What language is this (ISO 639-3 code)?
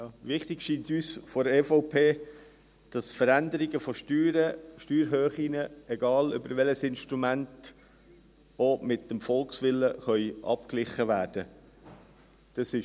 gsw